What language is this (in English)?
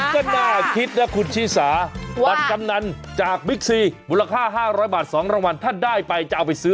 Thai